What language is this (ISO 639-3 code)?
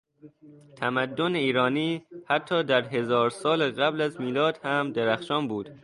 fas